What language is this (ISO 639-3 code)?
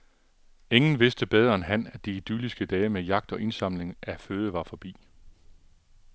dan